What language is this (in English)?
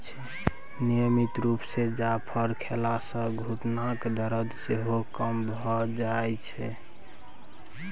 Maithili